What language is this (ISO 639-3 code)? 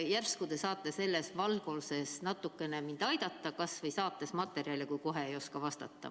est